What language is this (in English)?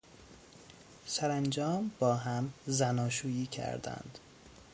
Persian